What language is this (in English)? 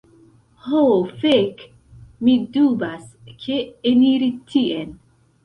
Esperanto